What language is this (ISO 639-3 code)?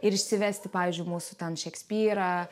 lit